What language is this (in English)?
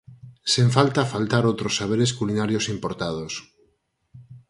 Galician